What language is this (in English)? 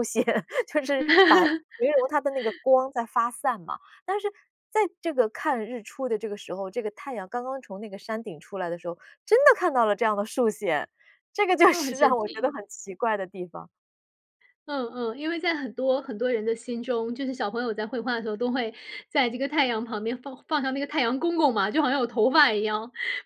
Chinese